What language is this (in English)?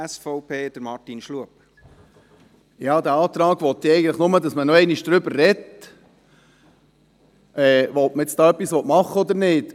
Swiss German